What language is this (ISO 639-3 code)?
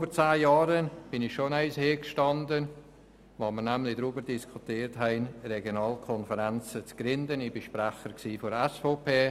gsw